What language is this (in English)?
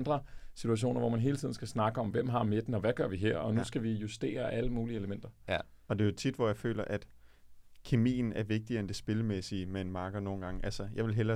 Danish